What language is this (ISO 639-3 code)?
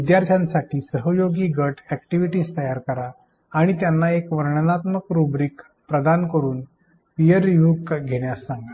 mar